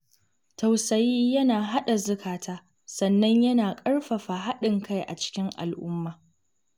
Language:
Hausa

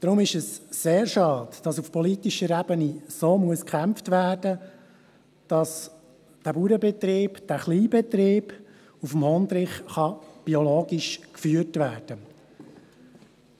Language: Swiss German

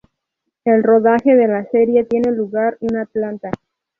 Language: Spanish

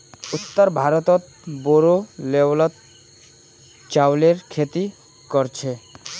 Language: Magahi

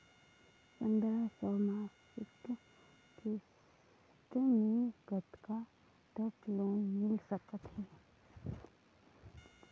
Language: Chhattisgarhi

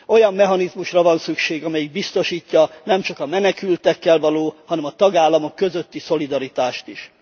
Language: Hungarian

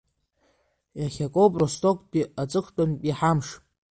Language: Abkhazian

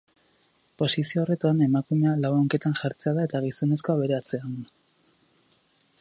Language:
Basque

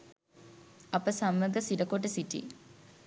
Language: Sinhala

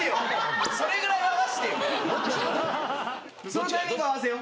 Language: Japanese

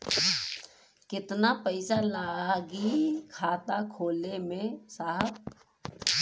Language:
Bhojpuri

